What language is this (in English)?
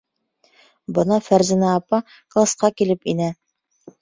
Bashkir